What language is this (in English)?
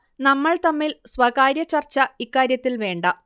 Malayalam